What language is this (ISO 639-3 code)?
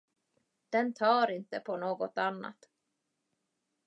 swe